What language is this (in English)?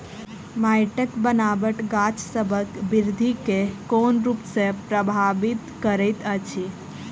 Maithili